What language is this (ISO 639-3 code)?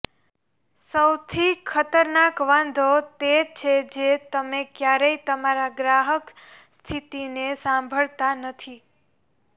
guj